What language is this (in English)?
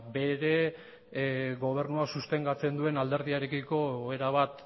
Basque